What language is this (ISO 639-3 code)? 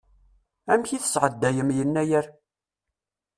kab